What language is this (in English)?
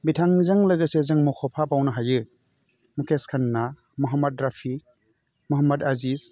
Bodo